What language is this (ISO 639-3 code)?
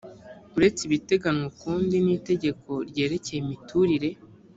kin